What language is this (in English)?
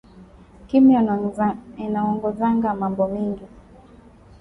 Swahili